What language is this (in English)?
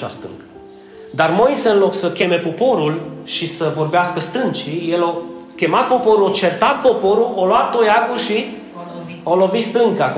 Romanian